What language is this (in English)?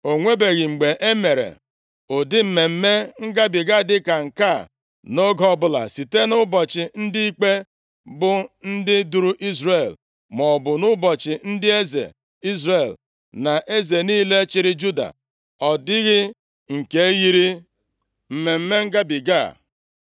Igbo